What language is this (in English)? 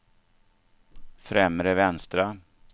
Swedish